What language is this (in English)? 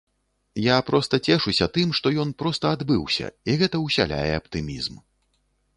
Belarusian